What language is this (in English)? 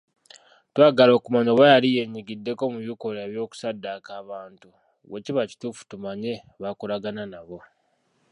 Ganda